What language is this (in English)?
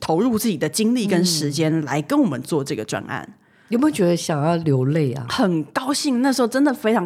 Chinese